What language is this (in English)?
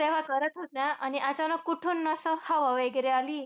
Marathi